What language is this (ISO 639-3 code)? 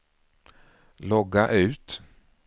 swe